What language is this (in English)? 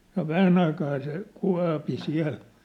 Finnish